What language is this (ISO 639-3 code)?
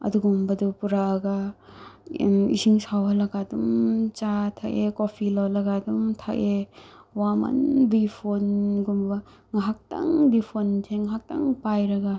mni